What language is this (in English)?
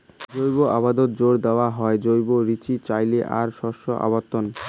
Bangla